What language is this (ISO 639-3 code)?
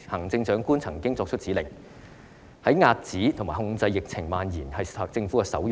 yue